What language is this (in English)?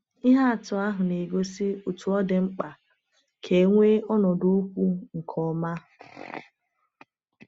Igbo